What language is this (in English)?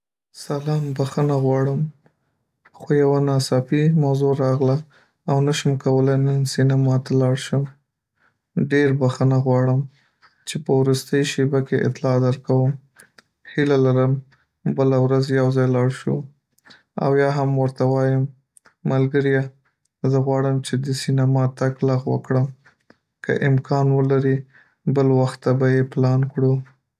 Pashto